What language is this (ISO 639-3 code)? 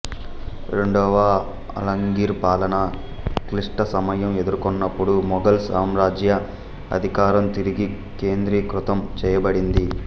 tel